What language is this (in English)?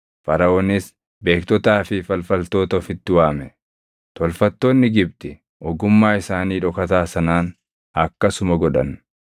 Oromo